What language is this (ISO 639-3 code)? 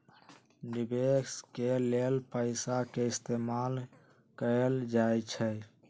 mag